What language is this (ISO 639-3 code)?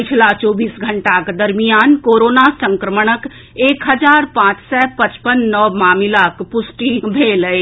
mai